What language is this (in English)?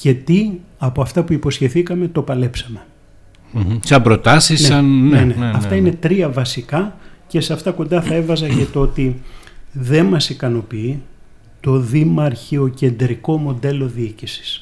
Greek